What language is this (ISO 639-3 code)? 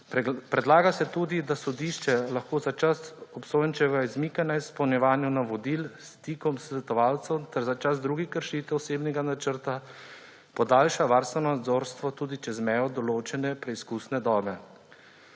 slv